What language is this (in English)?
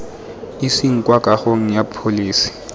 Tswana